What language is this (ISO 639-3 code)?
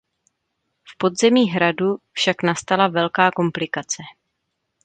ces